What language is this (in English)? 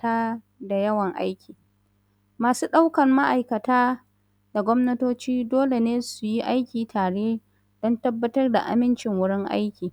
Hausa